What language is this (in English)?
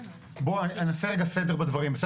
Hebrew